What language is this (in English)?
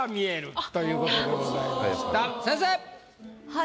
Japanese